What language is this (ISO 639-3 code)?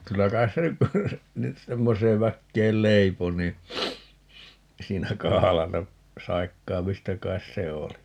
fin